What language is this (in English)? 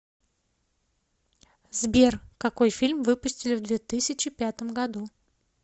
Russian